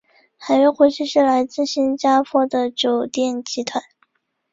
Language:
Chinese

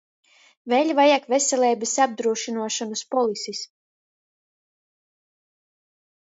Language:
Latgalian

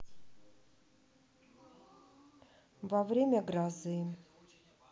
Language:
Russian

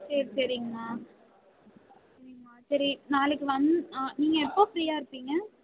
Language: Tamil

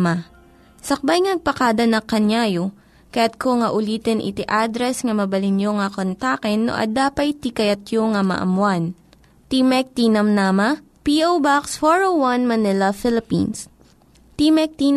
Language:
Filipino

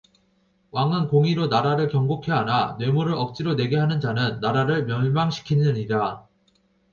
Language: Korean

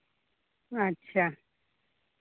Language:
Santali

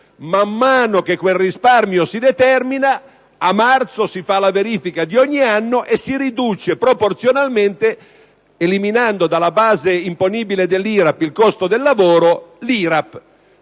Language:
Italian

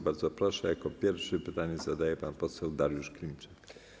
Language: Polish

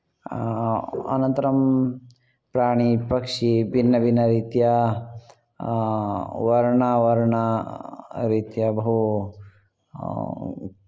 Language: Sanskrit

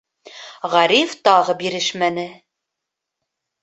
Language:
Bashkir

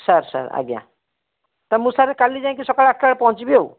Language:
Odia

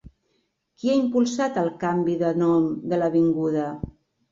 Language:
Catalan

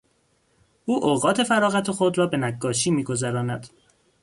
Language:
Persian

